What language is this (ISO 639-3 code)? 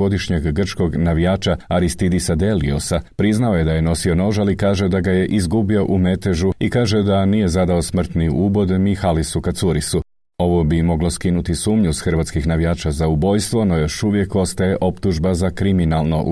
hrv